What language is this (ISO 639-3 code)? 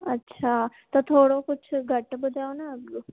snd